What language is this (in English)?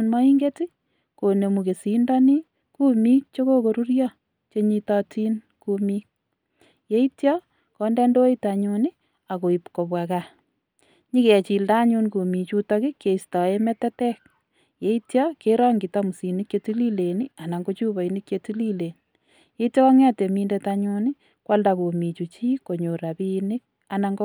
Kalenjin